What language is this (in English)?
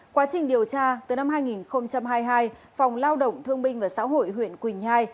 Vietnamese